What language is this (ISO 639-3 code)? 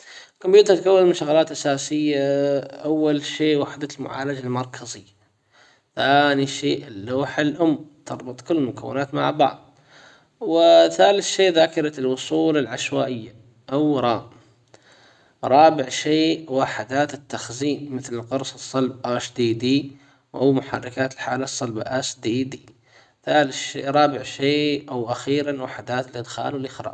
acw